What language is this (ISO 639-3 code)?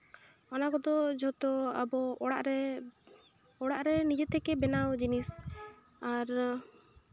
sat